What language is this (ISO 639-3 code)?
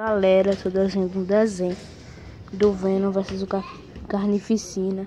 por